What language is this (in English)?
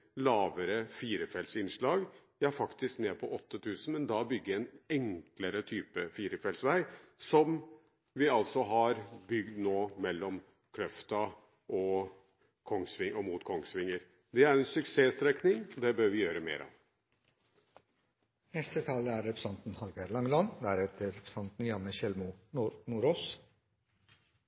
Norwegian